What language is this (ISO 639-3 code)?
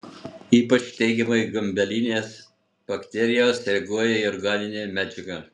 lit